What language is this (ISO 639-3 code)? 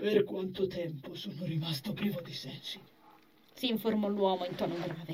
ita